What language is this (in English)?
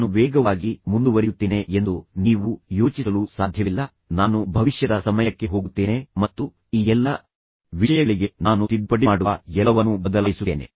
Kannada